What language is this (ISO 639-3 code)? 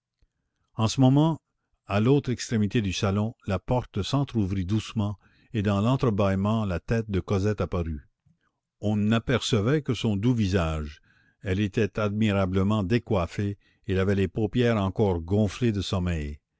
fra